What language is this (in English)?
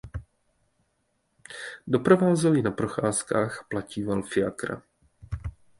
Czech